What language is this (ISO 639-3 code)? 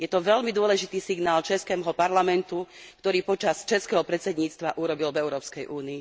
slk